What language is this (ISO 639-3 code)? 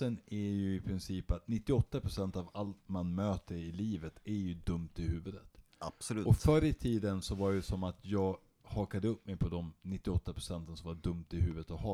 swe